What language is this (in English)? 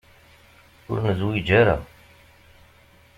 Kabyle